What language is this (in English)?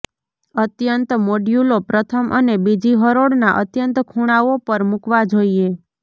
Gujarati